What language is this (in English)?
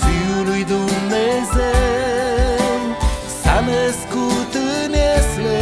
Romanian